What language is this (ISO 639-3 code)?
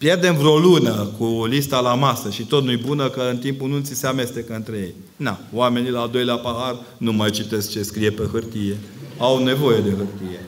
ron